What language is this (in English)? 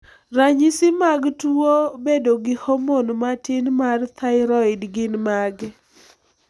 Luo (Kenya and Tanzania)